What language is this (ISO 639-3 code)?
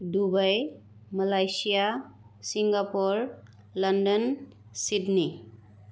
brx